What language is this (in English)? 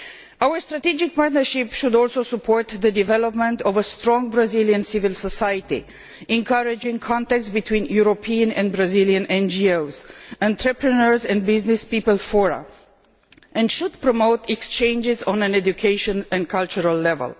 English